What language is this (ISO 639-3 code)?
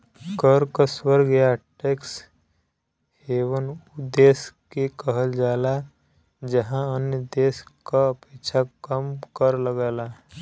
bho